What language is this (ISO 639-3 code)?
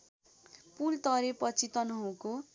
nep